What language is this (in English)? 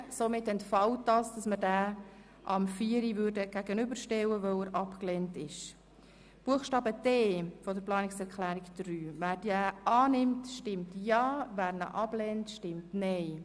Swiss German